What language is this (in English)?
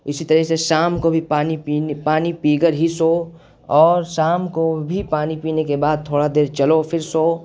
Urdu